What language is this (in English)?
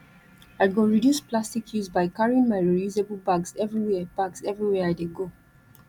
Nigerian Pidgin